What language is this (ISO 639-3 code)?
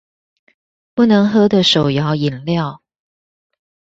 zho